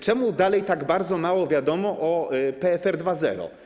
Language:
Polish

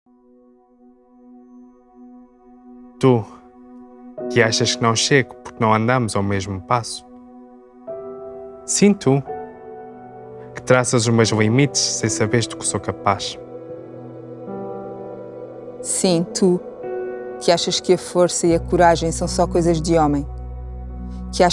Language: Portuguese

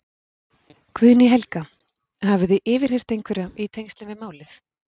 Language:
Icelandic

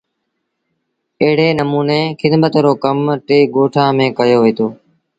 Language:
Sindhi Bhil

